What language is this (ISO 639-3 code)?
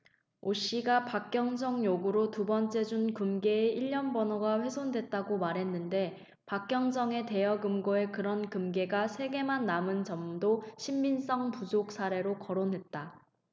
kor